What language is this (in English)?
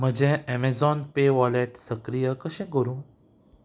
Konkani